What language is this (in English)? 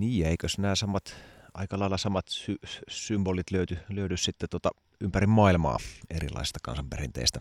Finnish